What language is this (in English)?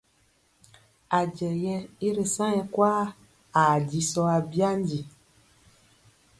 Mpiemo